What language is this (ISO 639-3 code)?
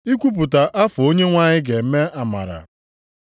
ibo